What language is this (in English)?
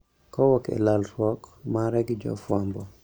Luo (Kenya and Tanzania)